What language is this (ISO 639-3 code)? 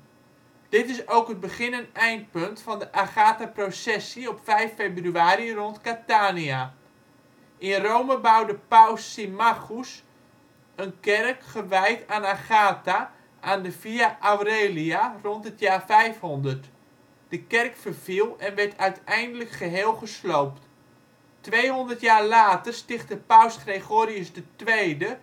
nld